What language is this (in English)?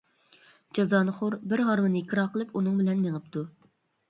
Uyghur